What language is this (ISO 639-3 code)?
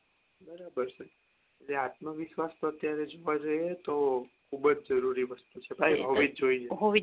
guj